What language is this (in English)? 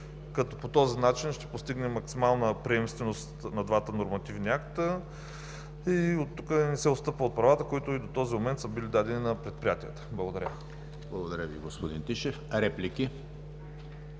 Bulgarian